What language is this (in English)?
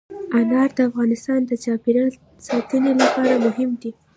Pashto